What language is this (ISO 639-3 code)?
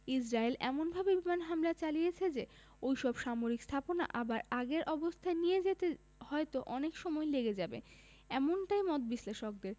ben